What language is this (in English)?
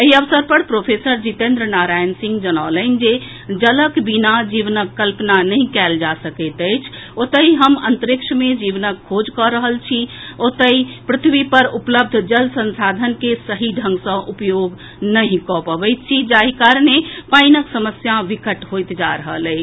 Maithili